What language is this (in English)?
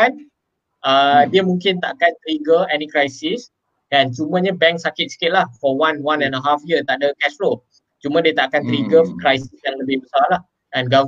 Malay